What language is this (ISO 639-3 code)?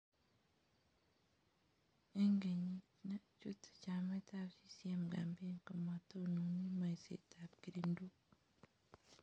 kln